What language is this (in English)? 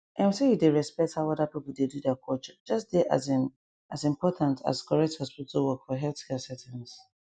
Nigerian Pidgin